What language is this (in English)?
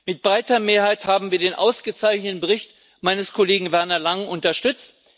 German